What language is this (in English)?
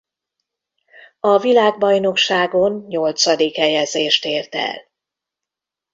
Hungarian